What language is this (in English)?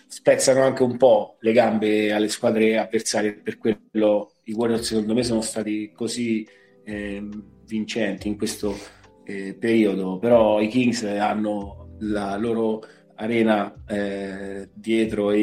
Italian